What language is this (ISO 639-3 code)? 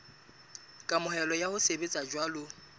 sot